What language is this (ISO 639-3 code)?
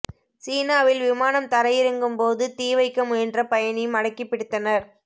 tam